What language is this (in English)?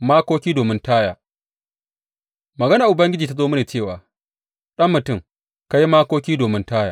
Hausa